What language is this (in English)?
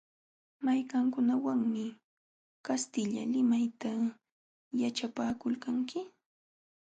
Jauja Wanca Quechua